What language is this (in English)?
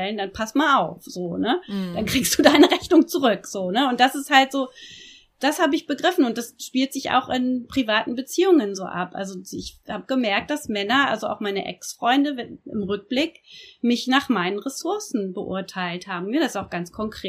German